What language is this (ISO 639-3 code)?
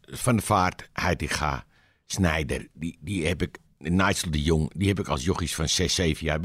nld